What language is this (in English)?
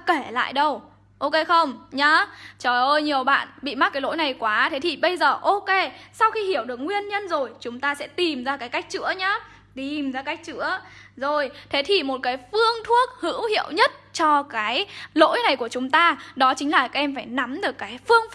Vietnamese